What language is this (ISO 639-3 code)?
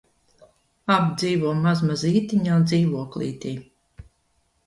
lav